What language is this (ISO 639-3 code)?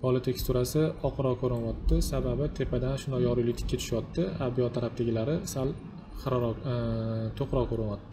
tur